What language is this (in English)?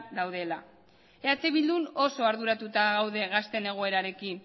Basque